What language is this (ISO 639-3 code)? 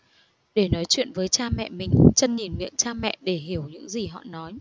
vie